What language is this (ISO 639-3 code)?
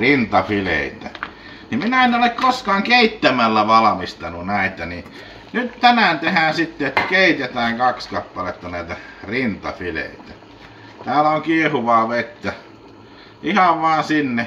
fin